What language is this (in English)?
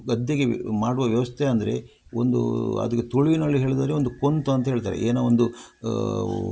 Kannada